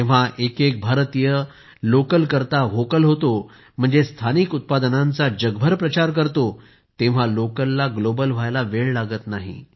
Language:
Marathi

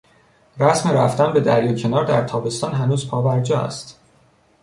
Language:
Persian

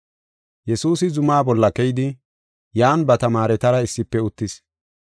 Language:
Gofa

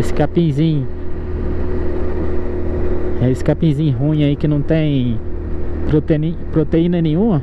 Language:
Portuguese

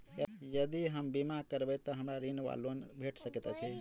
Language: Maithili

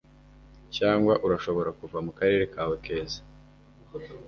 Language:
Kinyarwanda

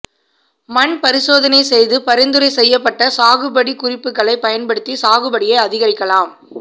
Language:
Tamil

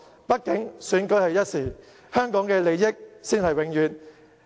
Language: Cantonese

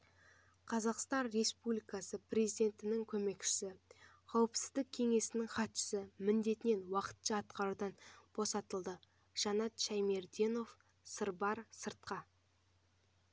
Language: Kazakh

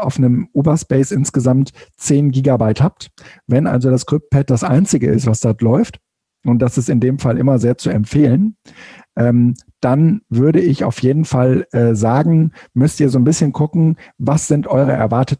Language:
German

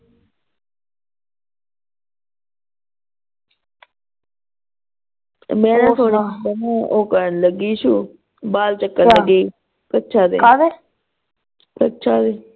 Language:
Punjabi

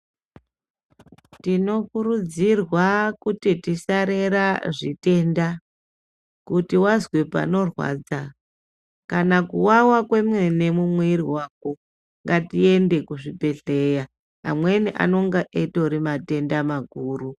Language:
Ndau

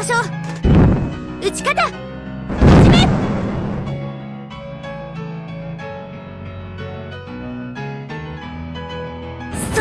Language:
Japanese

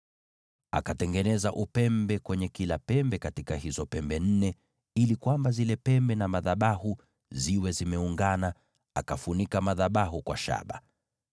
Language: Swahili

